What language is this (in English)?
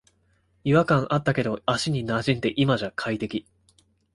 Japanese